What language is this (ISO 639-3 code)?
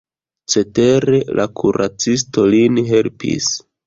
epo